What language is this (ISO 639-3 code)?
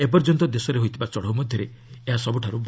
ori